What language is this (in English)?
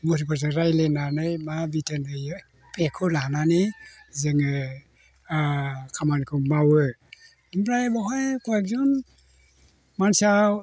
Bodo